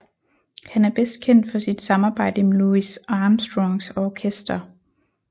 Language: Danish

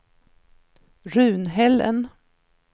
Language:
Swedish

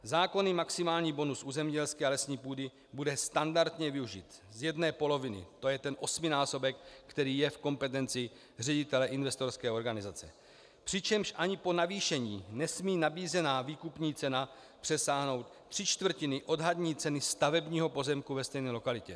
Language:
Czech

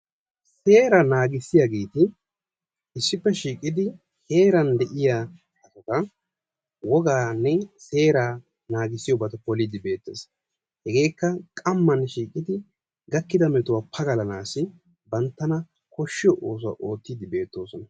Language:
Wolaytta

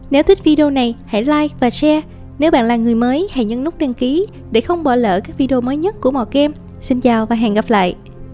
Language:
Vietnamese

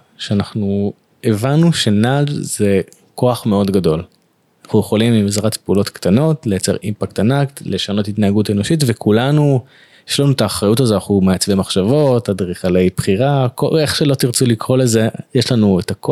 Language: Hebrew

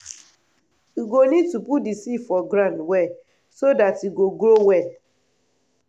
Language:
Nigerian Pidgin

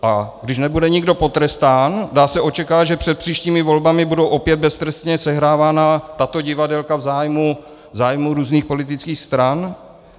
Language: Czech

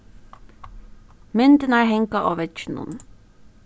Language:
Faroese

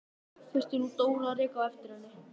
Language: Icelandic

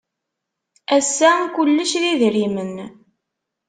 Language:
Kabyle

